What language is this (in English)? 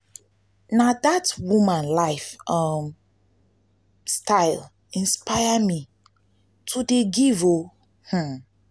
Nigerian Pidgin